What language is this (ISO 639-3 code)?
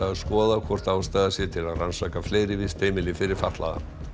isl